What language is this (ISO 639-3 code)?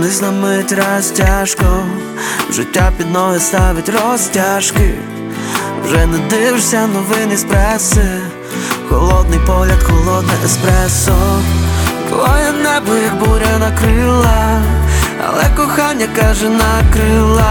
ukr